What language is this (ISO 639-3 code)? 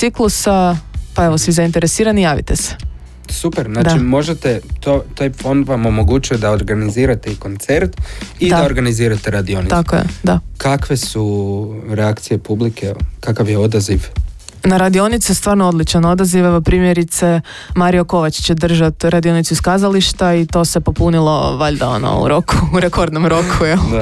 hrv